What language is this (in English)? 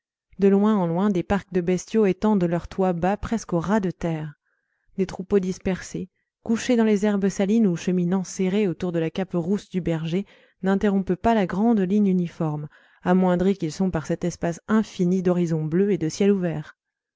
French